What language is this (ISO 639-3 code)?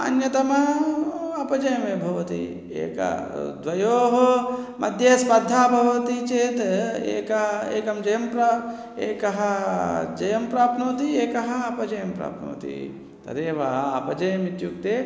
san